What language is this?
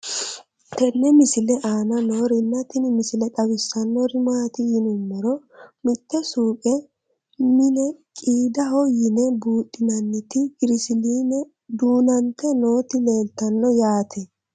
Sidamo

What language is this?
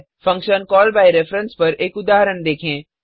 Hindi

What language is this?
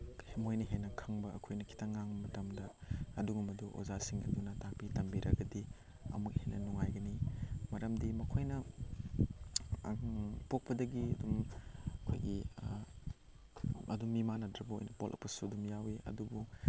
Manipuri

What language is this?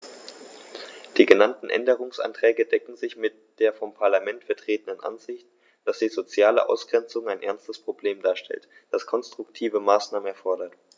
German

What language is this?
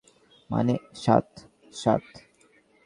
Bangla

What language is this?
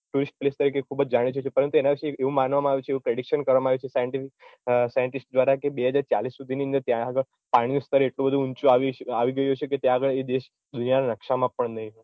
Gujarati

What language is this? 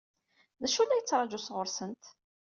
Kabyle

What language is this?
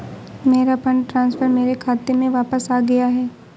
Hindi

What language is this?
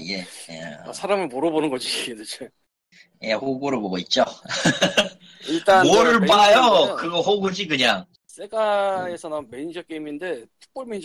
Korean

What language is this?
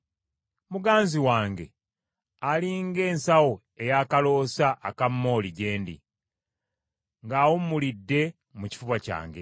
Ganda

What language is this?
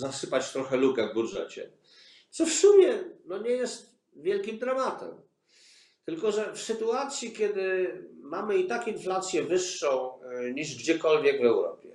Polish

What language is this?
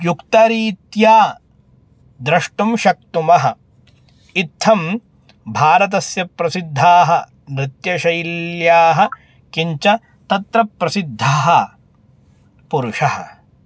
Sanskrit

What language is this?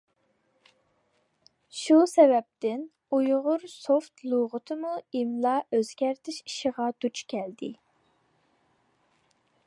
Uyghur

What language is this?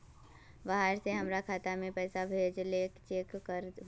Magahi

